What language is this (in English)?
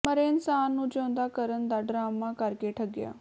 Punjabi